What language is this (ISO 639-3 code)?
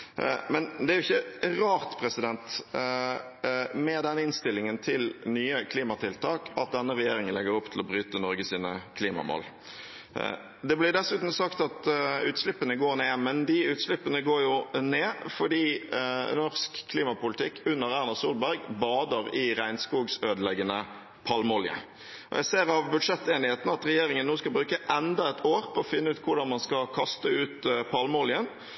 nob